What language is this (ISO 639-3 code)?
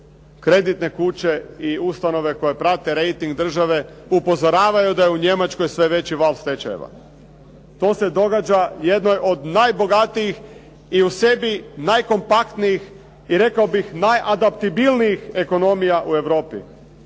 hrv